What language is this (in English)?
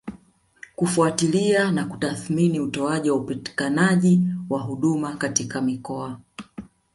Swahili